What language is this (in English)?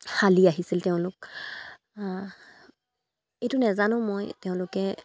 Assamese